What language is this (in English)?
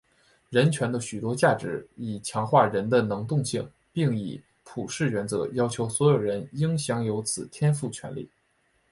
Chinese